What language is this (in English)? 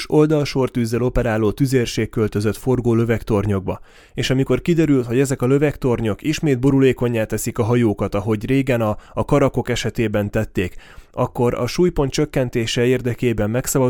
Hungarian